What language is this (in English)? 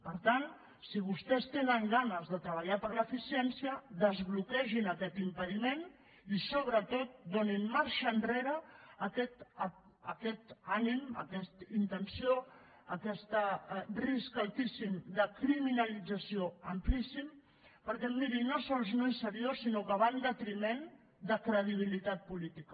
Catalan